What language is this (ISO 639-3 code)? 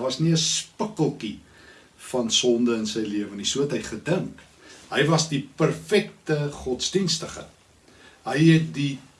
nld